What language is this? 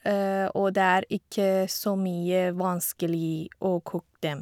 Norwegian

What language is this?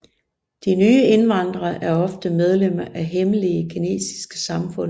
Danish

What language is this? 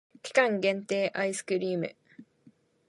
Japanese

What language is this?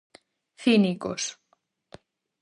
Galician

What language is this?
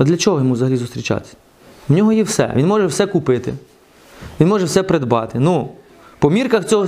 Ukrainian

